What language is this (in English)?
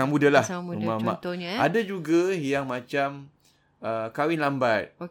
Malay